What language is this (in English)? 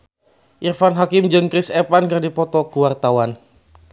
Sundanese